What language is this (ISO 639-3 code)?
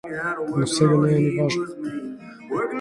mkd